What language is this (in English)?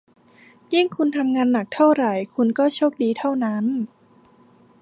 Thai